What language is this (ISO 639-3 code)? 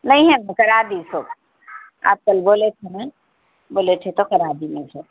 urd